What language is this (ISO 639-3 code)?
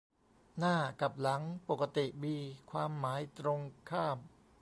tha